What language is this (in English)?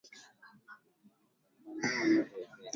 Swahili